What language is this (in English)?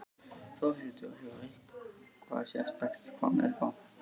Icelandic